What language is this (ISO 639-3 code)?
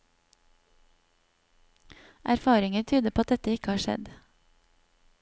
nor